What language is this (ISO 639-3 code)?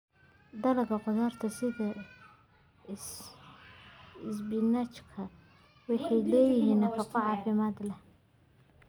som